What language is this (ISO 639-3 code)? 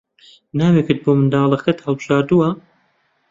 ckb